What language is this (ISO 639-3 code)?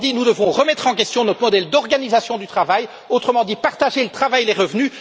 fra